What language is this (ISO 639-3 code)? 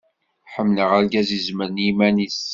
kab